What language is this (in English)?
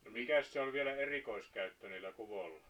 Finnish